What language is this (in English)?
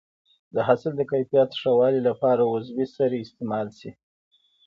Pashto